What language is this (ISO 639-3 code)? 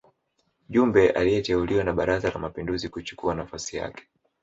swa